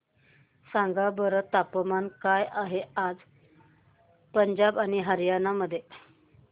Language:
Marathi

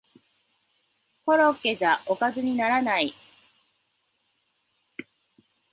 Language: Japanese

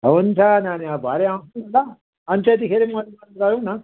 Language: Nepali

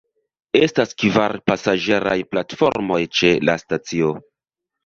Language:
Esperanto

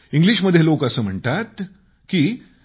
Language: Marathi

